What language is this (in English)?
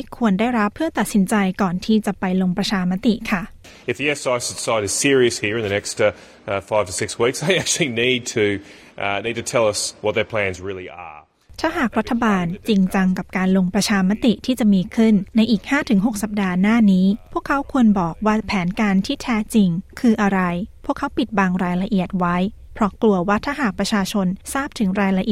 Thai